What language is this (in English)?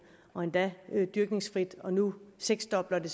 Danish